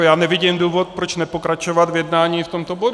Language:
Czech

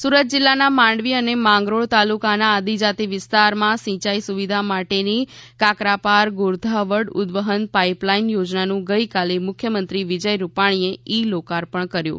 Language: Gujarati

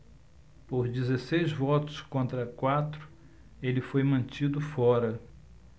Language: Portuguese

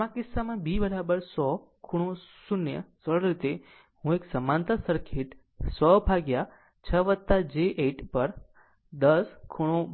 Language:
Gujarati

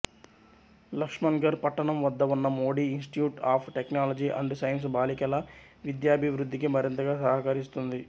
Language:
Telugu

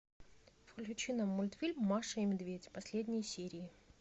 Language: Russian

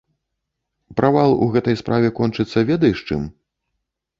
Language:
Belarusian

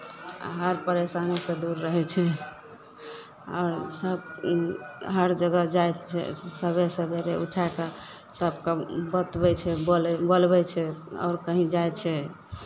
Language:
Maithili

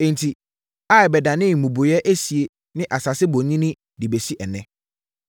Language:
Akan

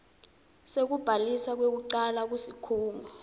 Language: Swati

